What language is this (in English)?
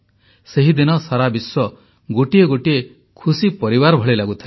Odia